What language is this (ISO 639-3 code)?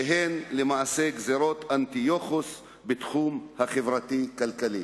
heb